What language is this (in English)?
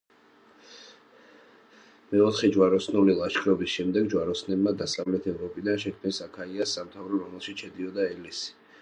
Georgian